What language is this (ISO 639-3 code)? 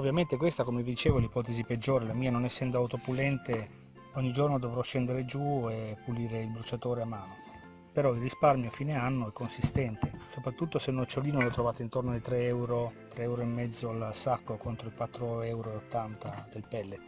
ita